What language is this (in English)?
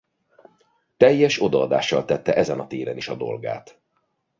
Hungarian